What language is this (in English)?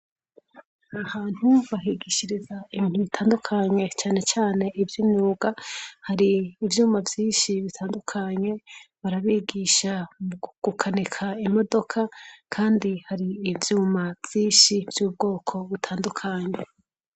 Rundi